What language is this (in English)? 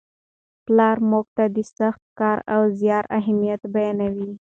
Pashto